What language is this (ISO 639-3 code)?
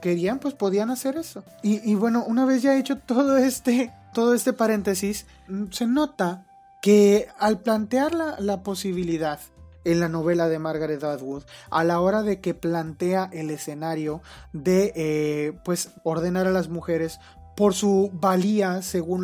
spa